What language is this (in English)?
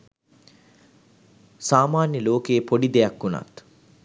Sinhala